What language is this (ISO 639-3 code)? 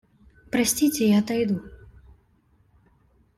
rus